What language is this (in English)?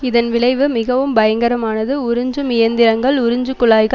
Tamil